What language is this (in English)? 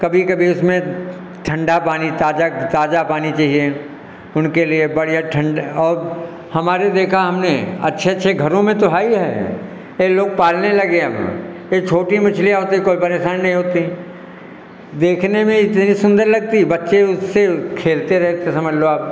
Hindi